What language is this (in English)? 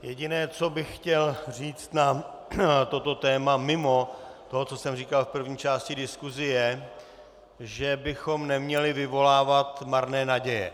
Czech